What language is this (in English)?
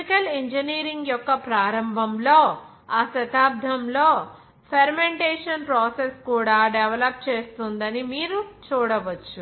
Telugu